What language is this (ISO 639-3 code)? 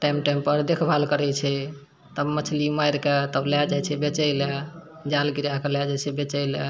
mai